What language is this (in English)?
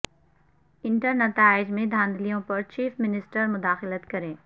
Urdu